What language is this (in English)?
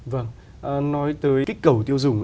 Vietnamese